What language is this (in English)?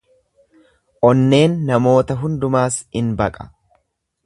Oromo